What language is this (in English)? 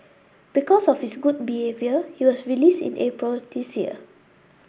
English